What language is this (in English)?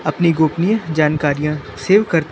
Hindi